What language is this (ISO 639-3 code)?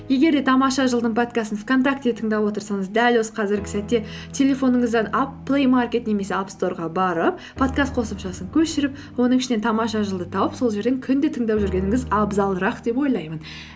kaz